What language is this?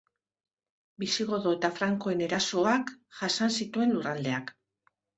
Basque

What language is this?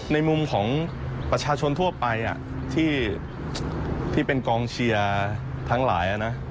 Thai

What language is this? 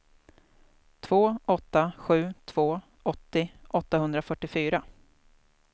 Swedish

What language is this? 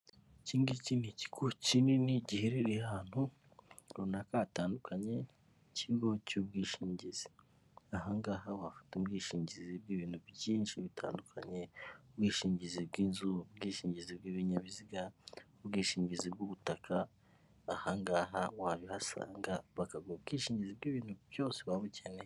Kinyarwanda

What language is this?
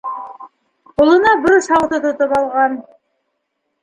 Bashkir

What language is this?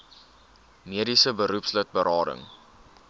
Afrikaans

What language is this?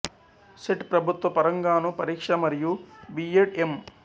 Telugu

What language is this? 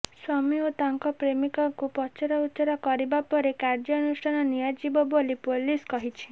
Odia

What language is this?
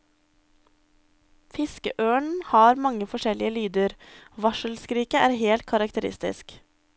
Norwegian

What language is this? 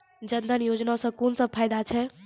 Maithili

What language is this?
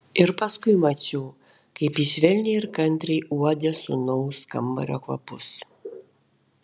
Lithuanian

